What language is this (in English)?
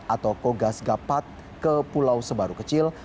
Indonesian